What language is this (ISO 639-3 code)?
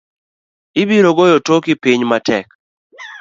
luo